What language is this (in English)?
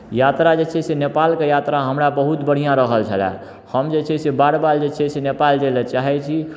Maithili